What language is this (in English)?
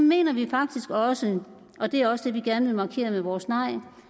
Danish